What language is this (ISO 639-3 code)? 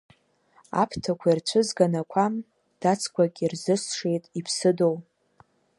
abk